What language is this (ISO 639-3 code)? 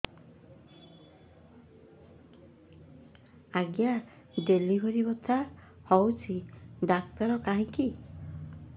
ori